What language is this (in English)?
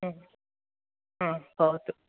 Sanskrit